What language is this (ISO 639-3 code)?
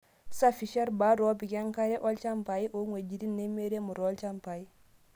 mas